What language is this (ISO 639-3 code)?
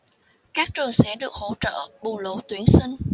vie